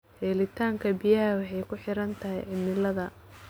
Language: Somali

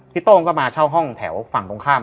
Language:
Thai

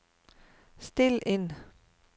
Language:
Norwegian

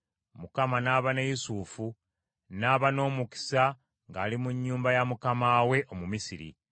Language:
Ganda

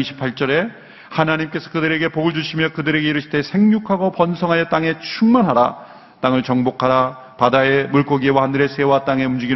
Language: Korean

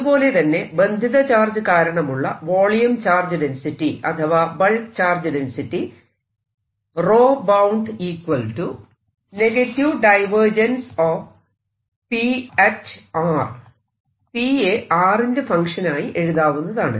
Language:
Malayalam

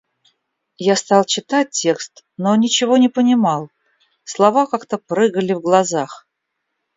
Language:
Russian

